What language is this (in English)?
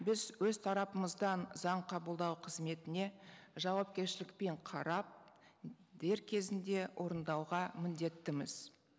Kazakh